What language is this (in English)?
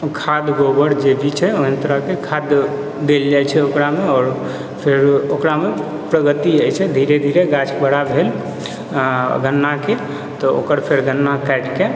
Maithili